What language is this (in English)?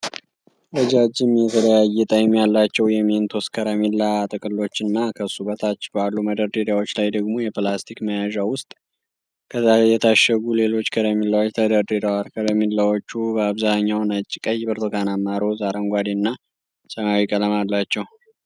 Amharic